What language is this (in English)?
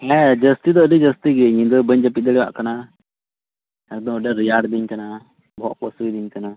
Santali